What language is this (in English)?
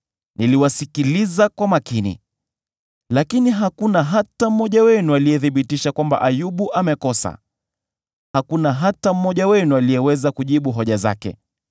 Swahili